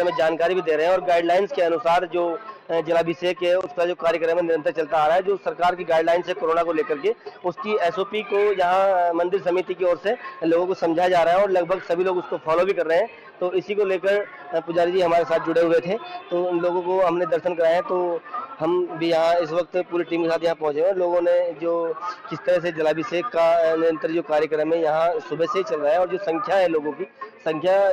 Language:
Hindi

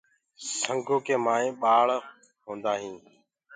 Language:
Gurgula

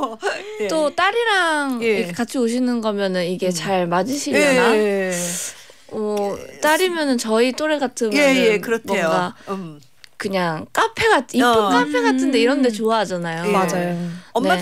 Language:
Korean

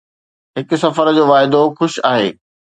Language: Sindhi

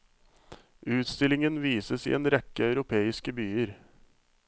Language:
Norwegian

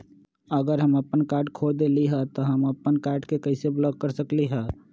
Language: Magahi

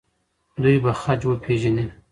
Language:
Pashto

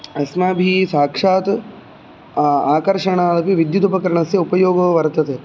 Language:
Sanskrit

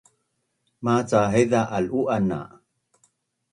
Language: Bunun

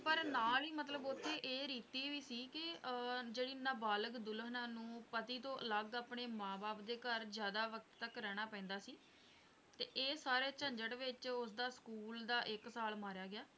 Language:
Punjabi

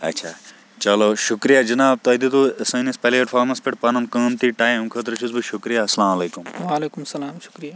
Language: Kashmiri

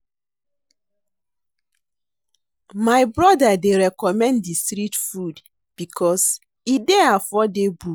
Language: Nigerian Pidgin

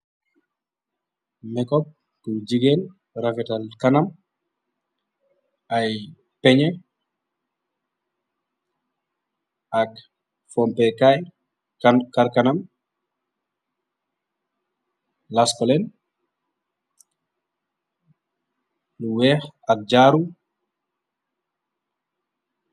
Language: Wolof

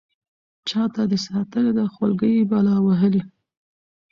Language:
Pashto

